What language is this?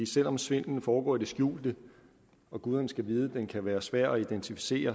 Danish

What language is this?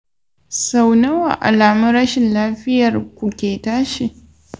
Hausa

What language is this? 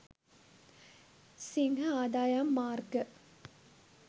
Sinhala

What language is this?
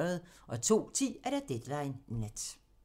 Danish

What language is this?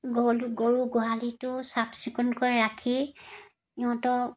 Assamese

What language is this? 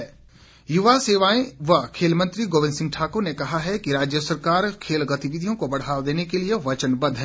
Hindi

